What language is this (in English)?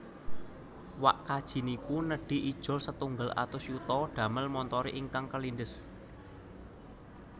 Javanese